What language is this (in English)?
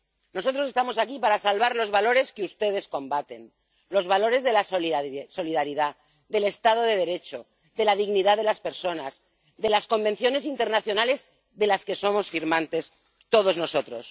Spanish